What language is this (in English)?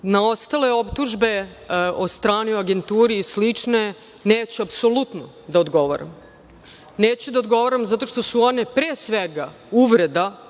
Serbian